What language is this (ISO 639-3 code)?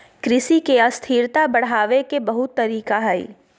mag